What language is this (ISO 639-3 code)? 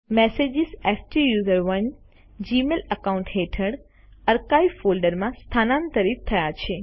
guj